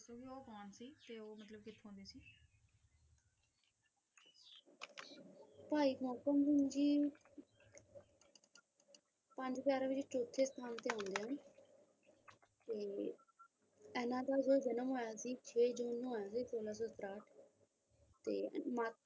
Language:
Punjabi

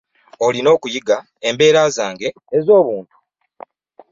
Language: Ganda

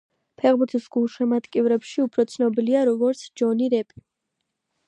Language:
Georgian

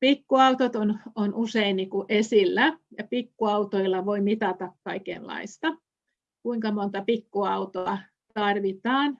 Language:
Finnish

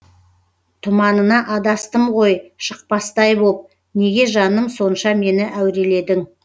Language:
Kazakh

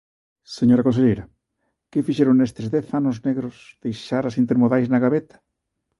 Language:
Galician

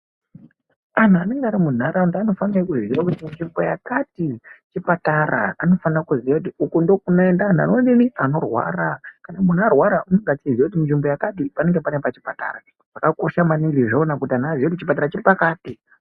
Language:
Ndau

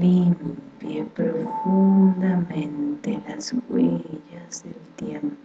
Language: Spanish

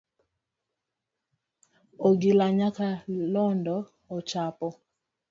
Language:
Luo (Kenya and Tanzania)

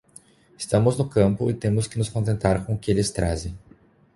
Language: Portuguese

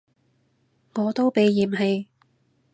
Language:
Cantonese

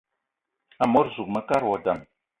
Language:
Eton (Cameroon)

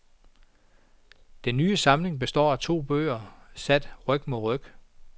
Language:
Danish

